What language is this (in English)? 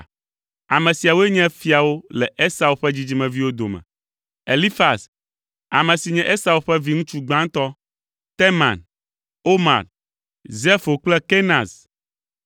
Ewe